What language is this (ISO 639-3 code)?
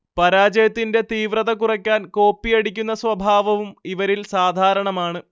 mal